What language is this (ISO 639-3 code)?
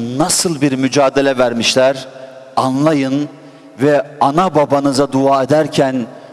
tur